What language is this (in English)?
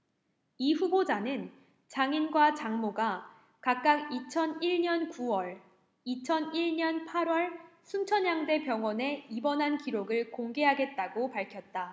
Korean